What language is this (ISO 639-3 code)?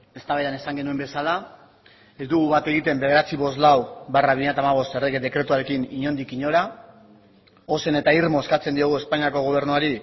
eus